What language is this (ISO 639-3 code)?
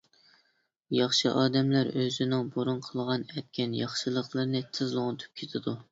uig